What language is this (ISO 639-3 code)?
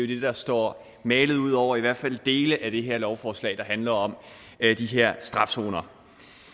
dan